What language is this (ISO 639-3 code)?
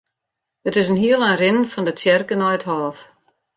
fry